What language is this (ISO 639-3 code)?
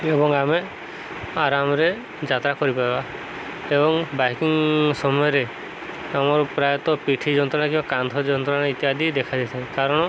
ori